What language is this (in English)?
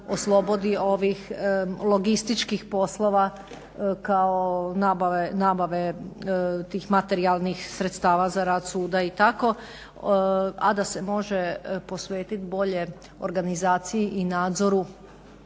Croatian